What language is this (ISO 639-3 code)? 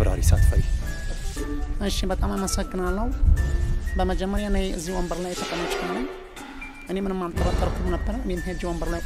ara